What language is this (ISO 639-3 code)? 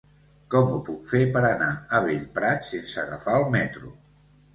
cat